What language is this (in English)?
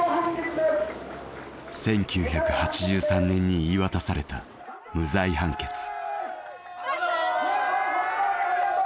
Japanese